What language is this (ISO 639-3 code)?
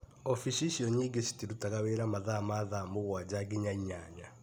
kik